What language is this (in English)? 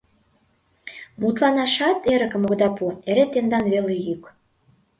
Mari